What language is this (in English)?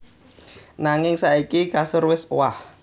Javanese